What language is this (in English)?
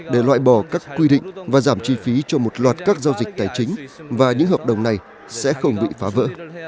Vietnamese